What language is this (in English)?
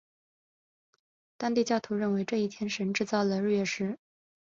Chinese